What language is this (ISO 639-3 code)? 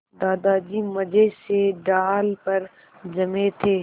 hin